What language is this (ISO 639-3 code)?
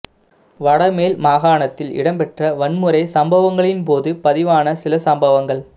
tam